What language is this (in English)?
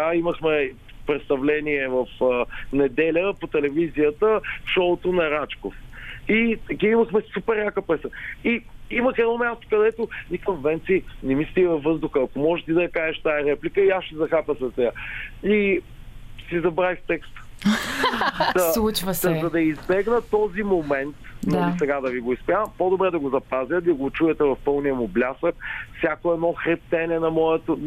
Bulgarian